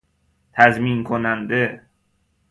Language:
Persian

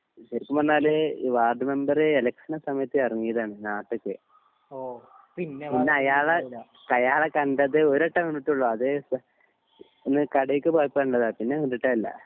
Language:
Malayalam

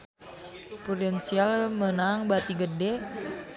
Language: Sundanese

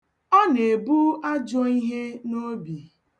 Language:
Igbo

